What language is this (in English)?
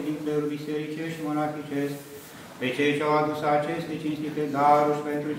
Romanian